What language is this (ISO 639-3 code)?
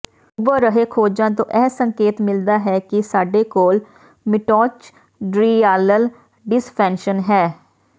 pan